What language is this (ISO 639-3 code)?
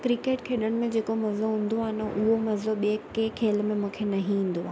snd